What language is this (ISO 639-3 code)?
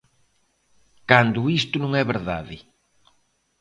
glg